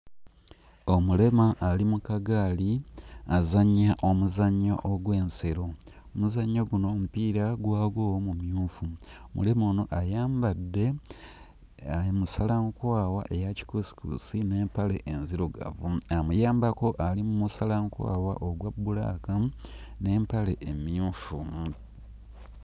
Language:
Ganda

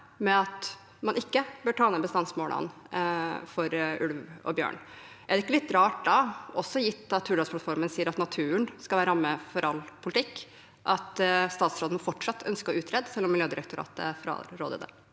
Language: Norwegian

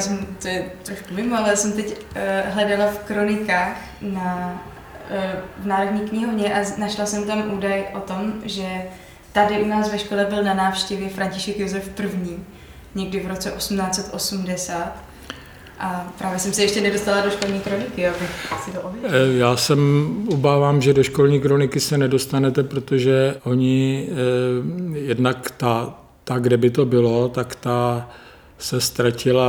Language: Czech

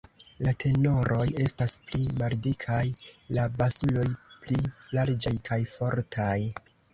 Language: Esperanto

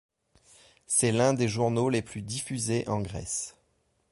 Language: French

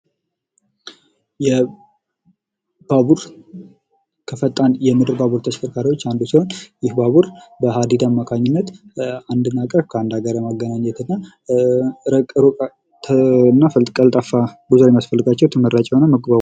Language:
Amharic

